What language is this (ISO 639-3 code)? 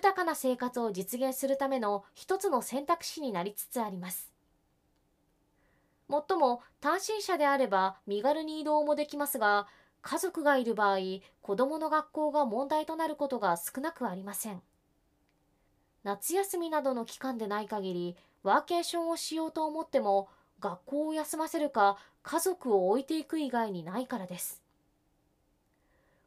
jpn